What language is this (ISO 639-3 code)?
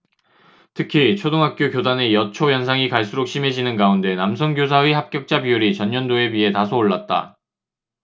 kor